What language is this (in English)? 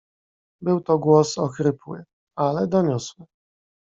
Polish